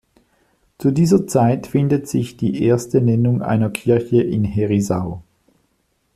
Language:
German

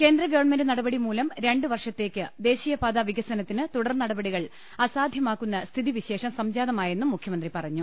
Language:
Malayalam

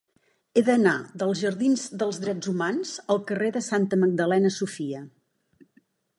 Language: Catalan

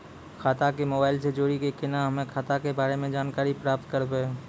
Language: Maithili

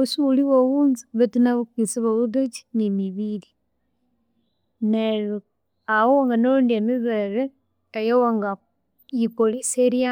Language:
Konzo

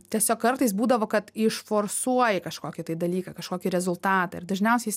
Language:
Lithuanian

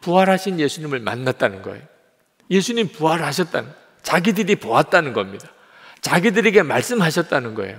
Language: Korean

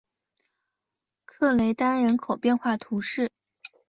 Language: Chinese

